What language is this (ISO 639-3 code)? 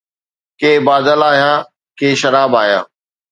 snd